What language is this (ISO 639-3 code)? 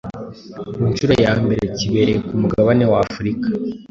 kin